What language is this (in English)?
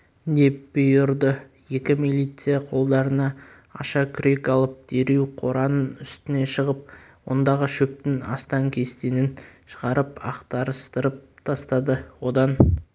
Kazakh